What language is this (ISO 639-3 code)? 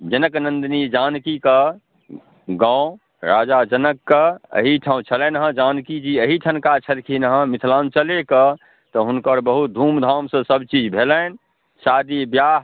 mai